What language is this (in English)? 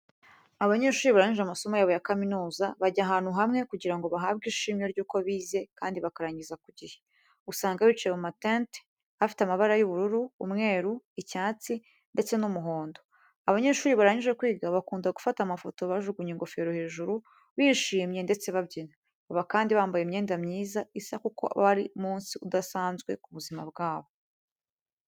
Kinyarwanda